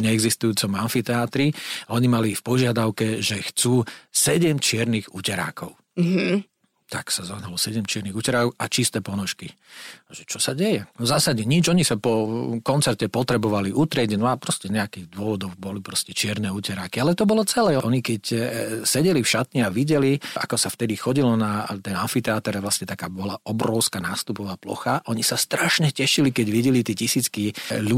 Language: Slovak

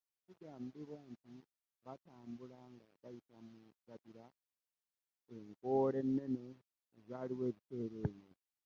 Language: Ganda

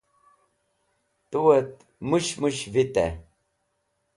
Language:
Wakhi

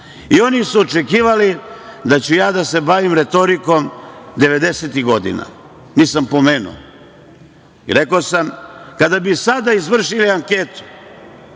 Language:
Serbian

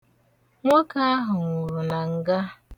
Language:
Igbo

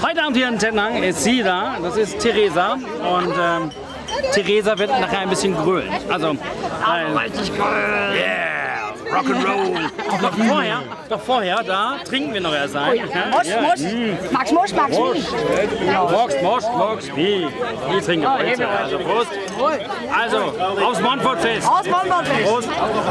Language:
German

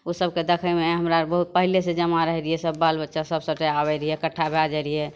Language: Maithili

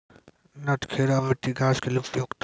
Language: Maithili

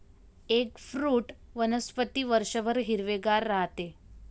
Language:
Marathi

